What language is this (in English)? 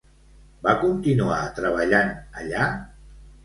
Catalan